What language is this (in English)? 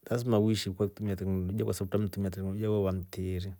Rombo